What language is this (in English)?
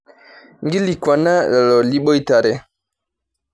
Masai